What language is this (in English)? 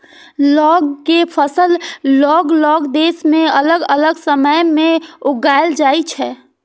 Maithili